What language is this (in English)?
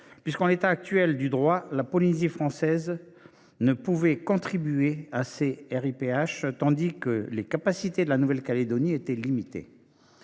French